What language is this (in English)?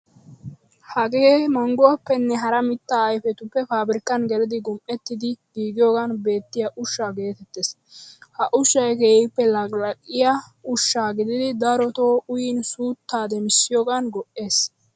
Wolaytta